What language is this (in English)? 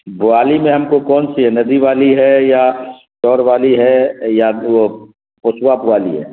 Urdu